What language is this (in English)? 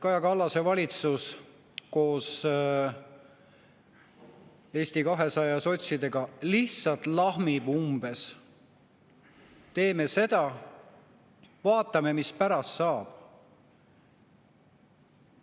Estonian